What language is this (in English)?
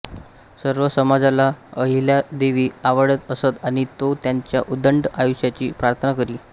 Marathi